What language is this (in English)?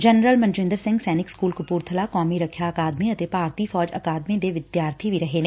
Punjabi